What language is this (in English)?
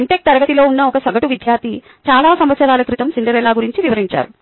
Telugu